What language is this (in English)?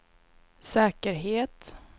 Swedish